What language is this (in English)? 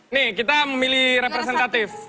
Indonesian